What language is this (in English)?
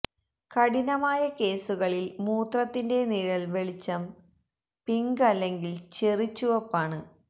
Malayalam